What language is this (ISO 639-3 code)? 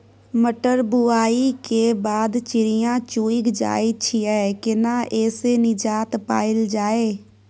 mai